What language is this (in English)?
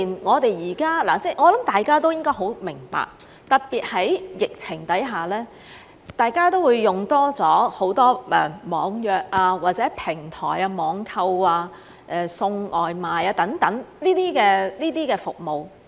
Cantonese